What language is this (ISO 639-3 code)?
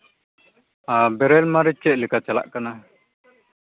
sat